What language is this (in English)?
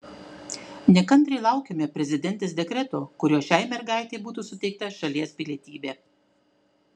Lithuanian